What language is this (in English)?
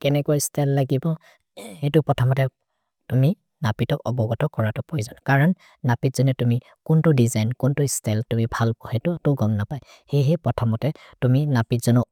Maria (India)